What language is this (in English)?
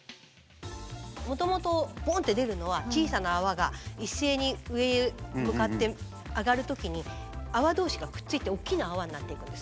Japanese